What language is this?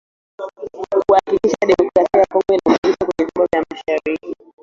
Swahili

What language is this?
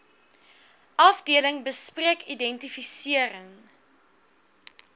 Afrikaans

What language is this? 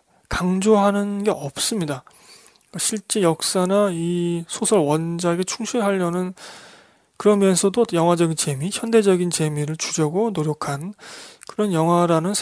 Korean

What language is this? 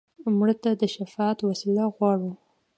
Pashto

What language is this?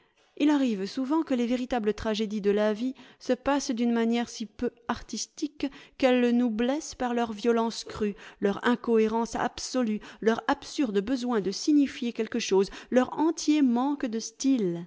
French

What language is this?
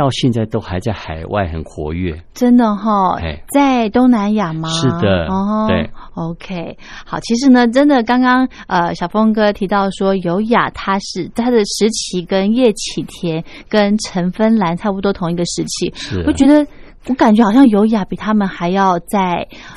Chinese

